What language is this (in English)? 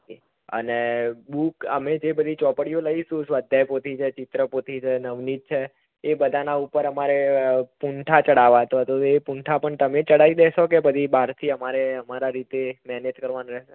Gujarati